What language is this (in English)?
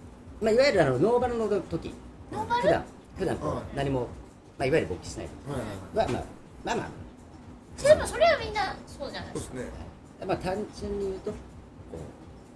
Japanese